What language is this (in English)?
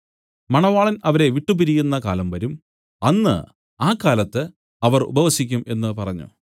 Malayalam